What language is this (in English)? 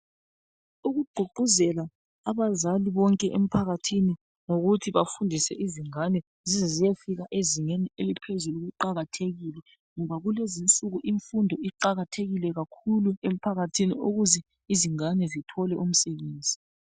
North Ndebele